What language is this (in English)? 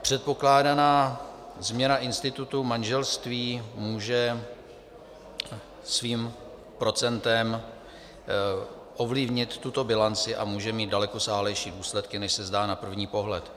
Czech